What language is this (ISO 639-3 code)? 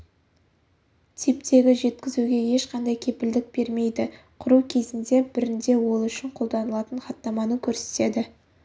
kaz